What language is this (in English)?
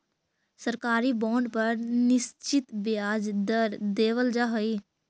Magahi